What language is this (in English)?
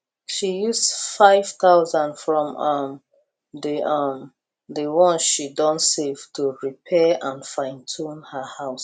Nigerian Pidgin